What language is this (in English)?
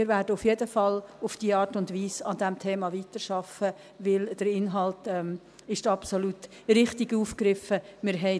Swiss German